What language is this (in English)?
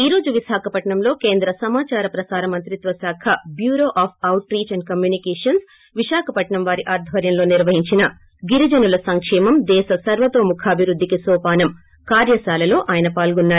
Telugu